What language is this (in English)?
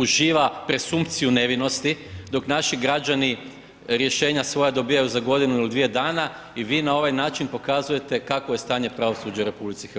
Croatian